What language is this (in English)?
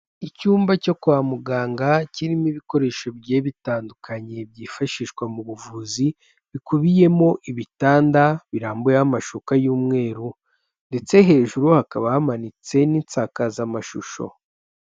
Kinyarwanda